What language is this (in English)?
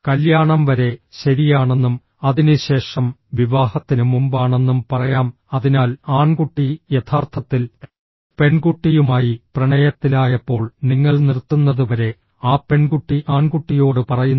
Malayalam